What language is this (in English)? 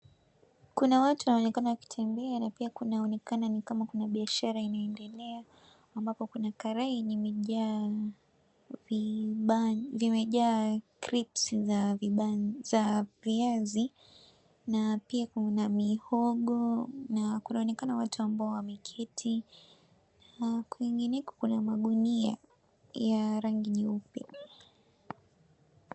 Swahili